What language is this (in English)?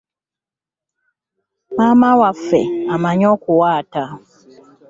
Ganda